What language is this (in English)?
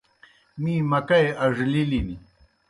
Kohistani Shina